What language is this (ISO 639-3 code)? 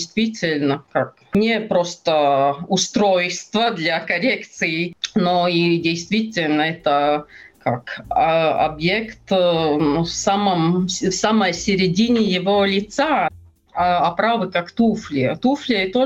rus